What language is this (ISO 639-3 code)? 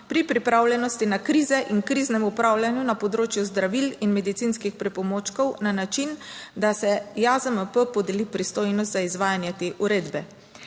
slv